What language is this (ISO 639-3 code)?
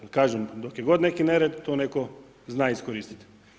hrv